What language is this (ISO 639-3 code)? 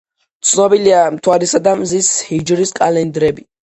kat